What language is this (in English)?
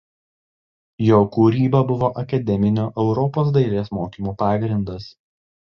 Lithuanian